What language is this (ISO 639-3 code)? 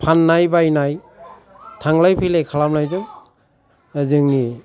brx